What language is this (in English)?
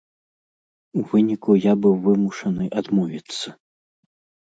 Belarusian